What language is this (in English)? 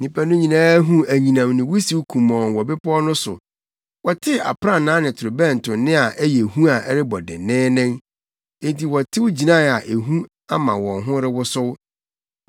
Akan